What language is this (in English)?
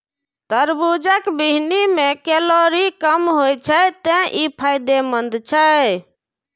Maithili